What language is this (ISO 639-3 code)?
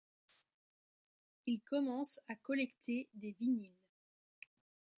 fra